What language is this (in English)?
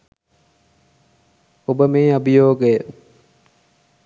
Sinhala